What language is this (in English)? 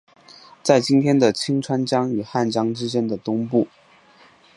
Chinese